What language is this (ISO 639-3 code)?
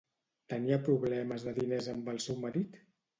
cat